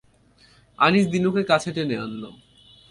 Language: Bangla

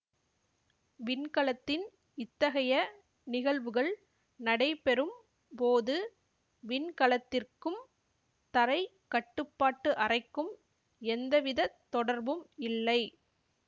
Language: Tamil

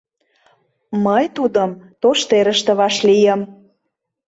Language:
Mari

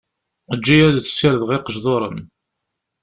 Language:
Kabyle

